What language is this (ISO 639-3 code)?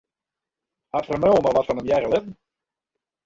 fry